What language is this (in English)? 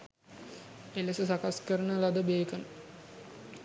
Sinhala